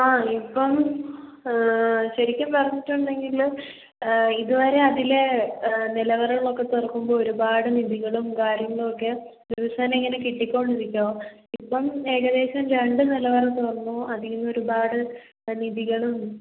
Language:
Malayalam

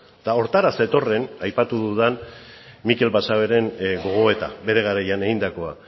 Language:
Basque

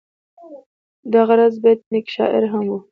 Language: Pashto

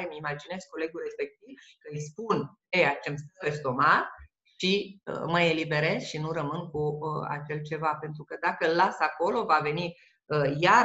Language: Romanian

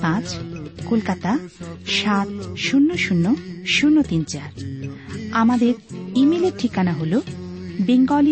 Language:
Bangla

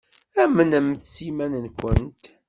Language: Kabyle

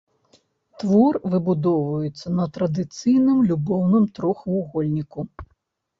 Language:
Belarusian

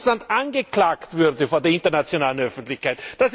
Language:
German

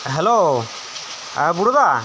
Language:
Santali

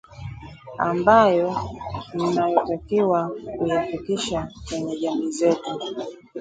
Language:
Swahili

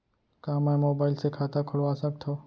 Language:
Chhattisgarhi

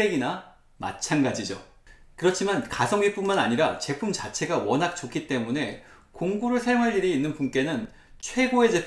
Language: Korean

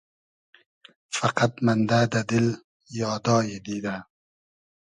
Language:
Hazaragi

